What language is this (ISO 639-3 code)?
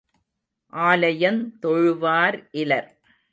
tam